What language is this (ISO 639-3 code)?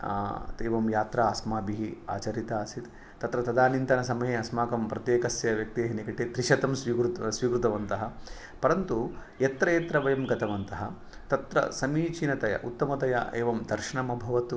san